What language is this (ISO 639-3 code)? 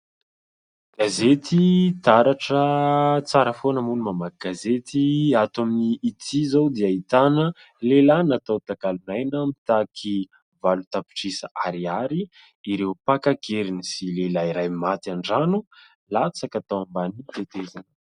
mlg